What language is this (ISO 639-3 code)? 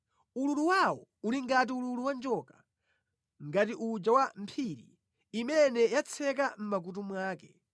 nya